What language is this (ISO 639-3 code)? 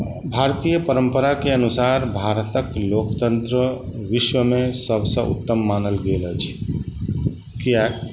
mai